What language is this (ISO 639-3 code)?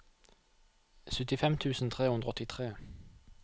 nor